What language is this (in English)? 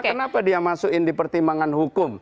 Indonesian